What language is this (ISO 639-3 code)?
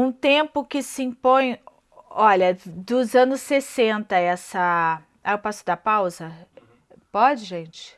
por